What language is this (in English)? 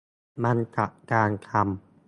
Thai